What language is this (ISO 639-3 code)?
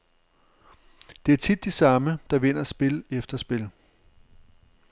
dan